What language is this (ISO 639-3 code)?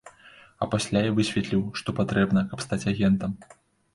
bel